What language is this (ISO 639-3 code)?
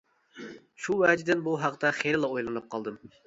uig